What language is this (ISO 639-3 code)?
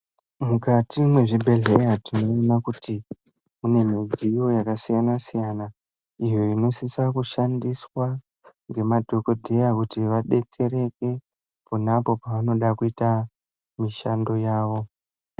ndc